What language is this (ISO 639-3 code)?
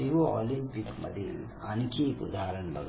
mar